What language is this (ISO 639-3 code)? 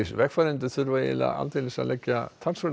isl